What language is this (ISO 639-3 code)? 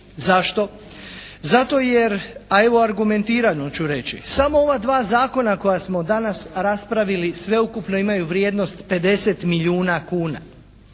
hrv